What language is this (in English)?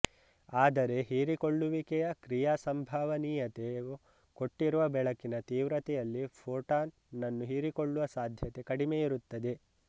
Kannada